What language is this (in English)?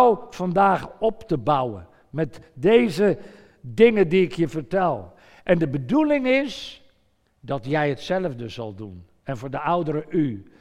Dutch